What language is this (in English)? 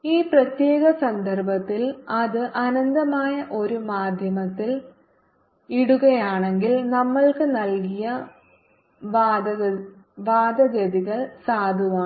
Malayalam